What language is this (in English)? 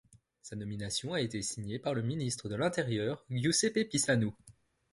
French